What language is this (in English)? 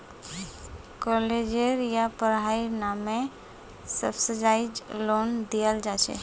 Magahi